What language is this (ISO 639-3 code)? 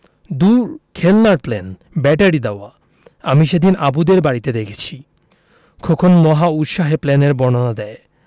ben